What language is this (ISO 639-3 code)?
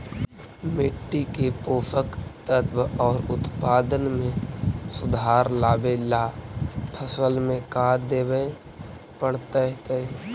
mag